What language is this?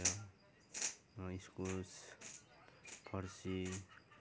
Nepali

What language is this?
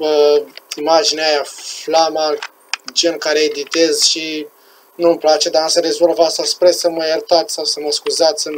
Romanian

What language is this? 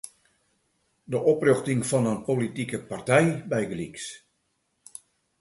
Western Frisian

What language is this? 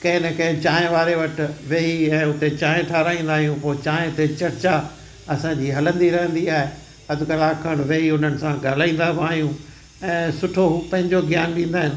Sindhi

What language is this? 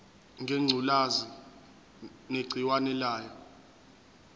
Zulu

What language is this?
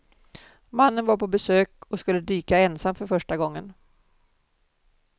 Swedish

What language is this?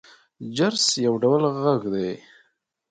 Pashto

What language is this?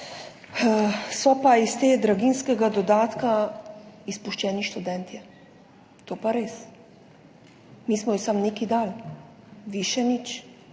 Slovenian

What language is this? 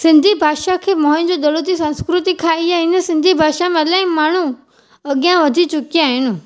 Sindhi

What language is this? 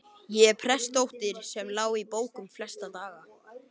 Icelandic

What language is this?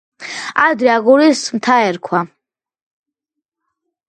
Georgian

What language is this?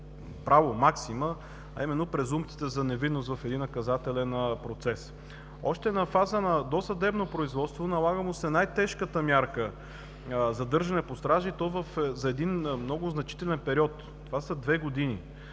Bulgarian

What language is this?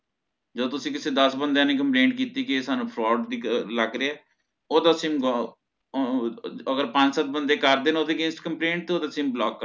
Punjabi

